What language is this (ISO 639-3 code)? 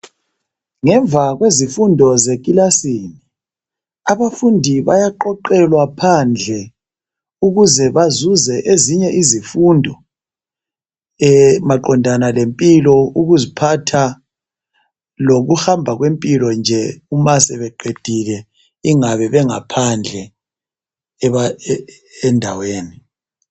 nde